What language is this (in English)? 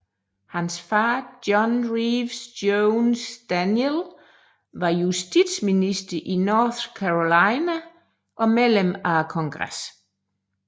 Danish